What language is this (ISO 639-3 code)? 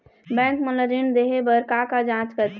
hne